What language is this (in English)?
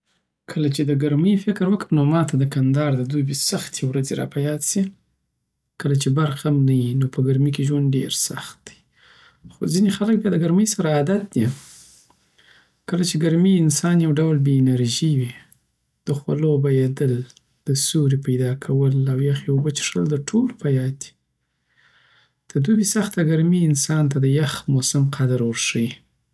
Southern Pashto